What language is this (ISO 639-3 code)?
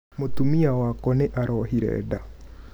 kik